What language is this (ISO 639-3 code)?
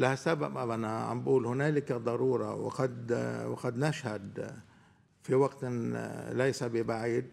ara